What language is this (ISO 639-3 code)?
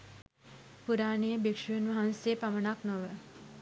sin